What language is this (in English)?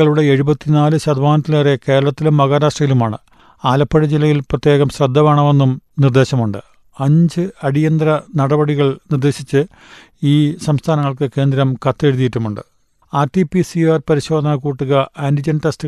Malayalam